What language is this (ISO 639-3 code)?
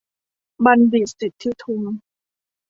tha